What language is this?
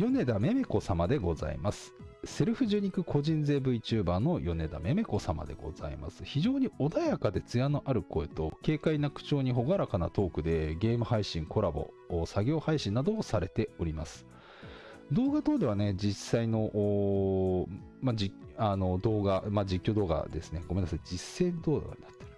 Japanese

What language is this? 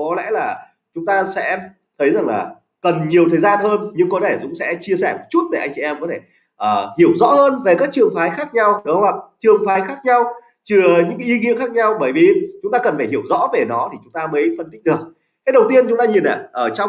Vietnamese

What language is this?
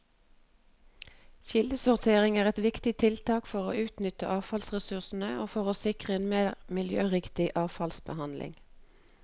Norwegian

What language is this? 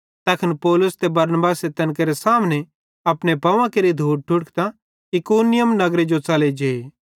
Bhadrawahi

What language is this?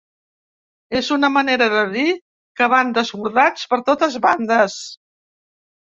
Catalan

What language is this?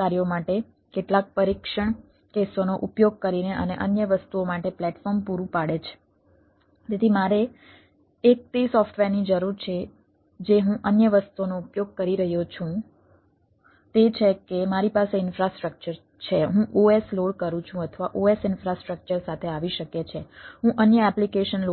Gujarati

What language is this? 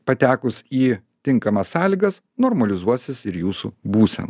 Lithuanian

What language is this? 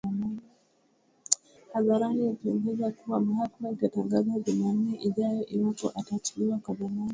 Swahili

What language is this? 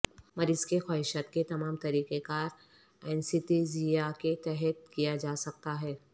Urdu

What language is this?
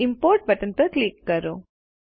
Gujarati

